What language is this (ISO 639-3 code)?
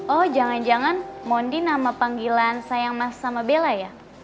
ind